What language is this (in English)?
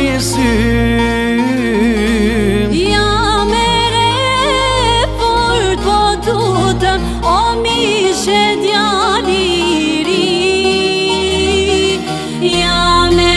Romanian